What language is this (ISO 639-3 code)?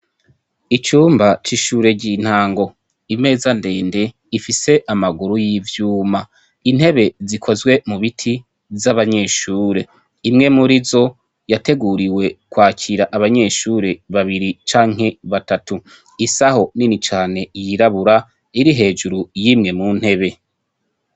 run